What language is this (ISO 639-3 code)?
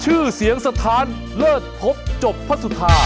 tha